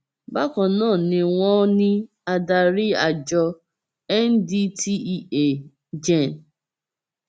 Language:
Yoruba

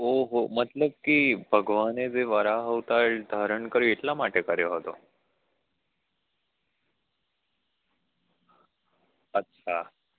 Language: Gujarati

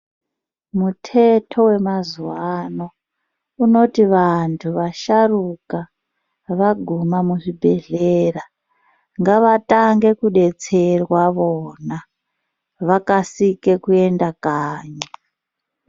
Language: Ndau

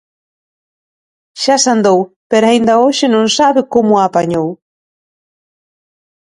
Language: Galician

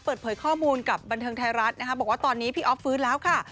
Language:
Thai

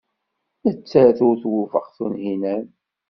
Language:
Kabyle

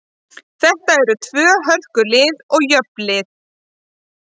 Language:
Icelandic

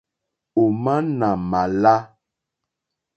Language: Mokpwe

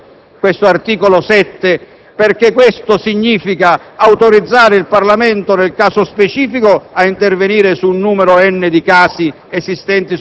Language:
Italian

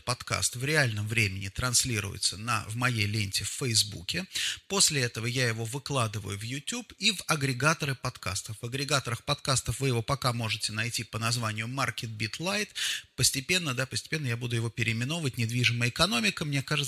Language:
Russian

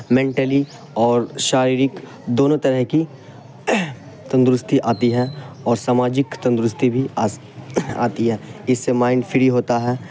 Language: Urdu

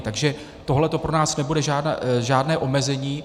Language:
Czech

